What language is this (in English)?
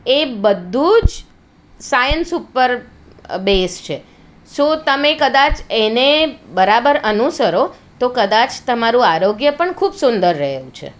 Gujarati